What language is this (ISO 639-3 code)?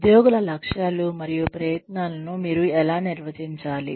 tel